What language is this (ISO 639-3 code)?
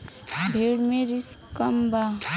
bho